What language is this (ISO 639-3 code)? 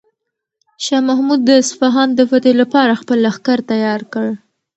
pus